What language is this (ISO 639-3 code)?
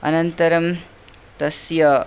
san